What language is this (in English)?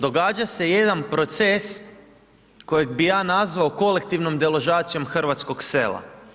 Croatian